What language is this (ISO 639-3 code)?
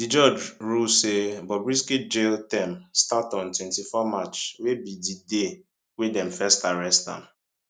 pcm